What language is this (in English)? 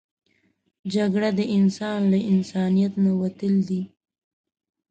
Pashto